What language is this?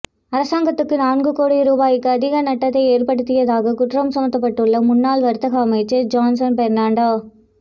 Tamil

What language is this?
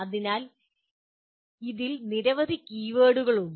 Malayalam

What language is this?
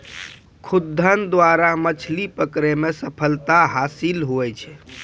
Maithili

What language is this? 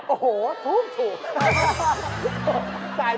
Thai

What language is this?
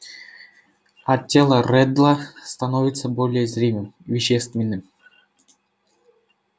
Russian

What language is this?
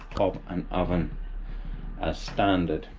English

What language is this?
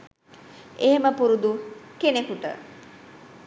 Sinhala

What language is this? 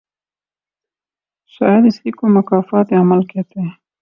Urdu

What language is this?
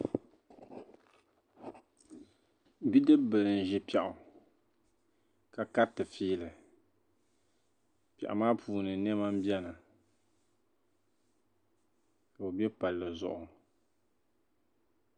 Dagbani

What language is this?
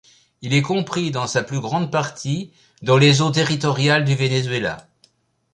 French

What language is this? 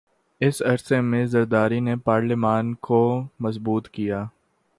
Urdu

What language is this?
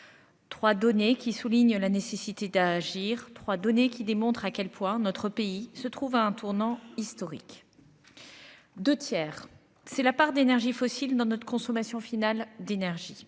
French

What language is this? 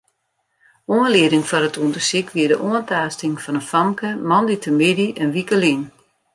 Western Frisian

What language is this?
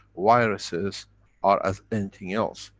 English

